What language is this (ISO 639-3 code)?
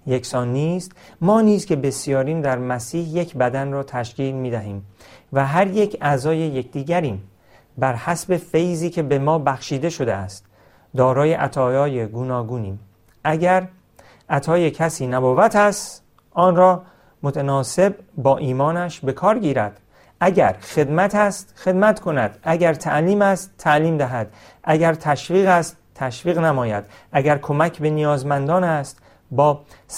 fas